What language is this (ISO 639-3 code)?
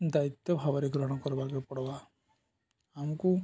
ori